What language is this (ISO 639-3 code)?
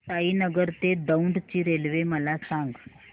mar